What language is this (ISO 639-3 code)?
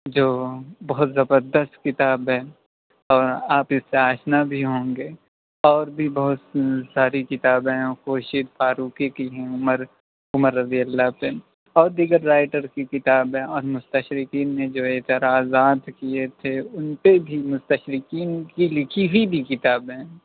urd